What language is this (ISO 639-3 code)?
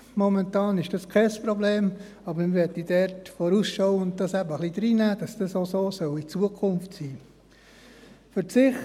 gsw